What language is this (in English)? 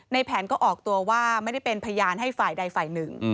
Thai